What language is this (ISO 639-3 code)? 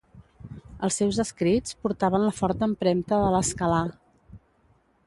cat